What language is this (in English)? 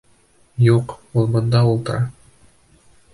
Bashkir